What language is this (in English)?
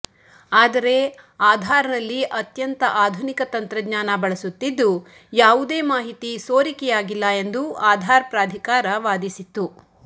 Kannada